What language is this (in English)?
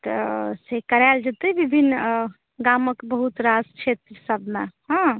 Maithili